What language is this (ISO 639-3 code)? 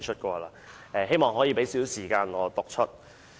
yue